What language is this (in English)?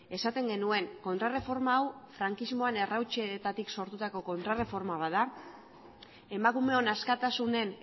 Basque